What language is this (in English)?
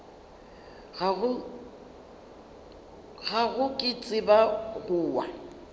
Northern Sotho